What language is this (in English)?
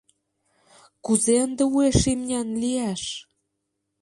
Mari